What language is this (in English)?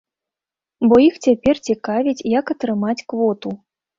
Belarusian